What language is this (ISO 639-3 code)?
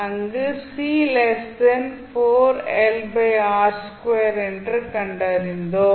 tam